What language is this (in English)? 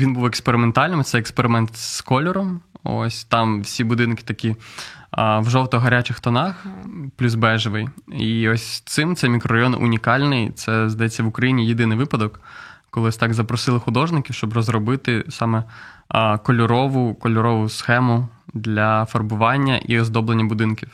Ukrainian